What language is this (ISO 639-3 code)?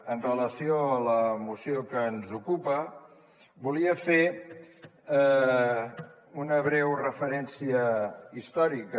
cat